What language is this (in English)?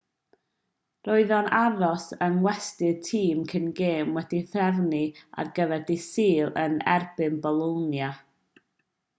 Welsh